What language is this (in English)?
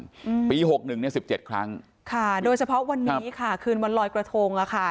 Thai